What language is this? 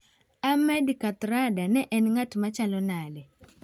Luo (Kenya and Tanzania)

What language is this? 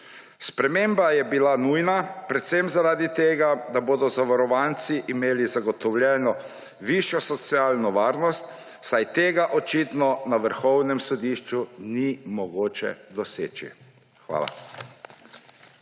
Slovenian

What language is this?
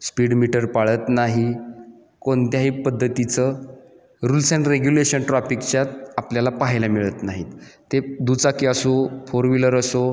Marathi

